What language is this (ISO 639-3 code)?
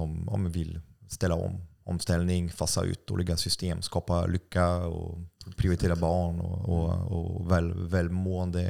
swe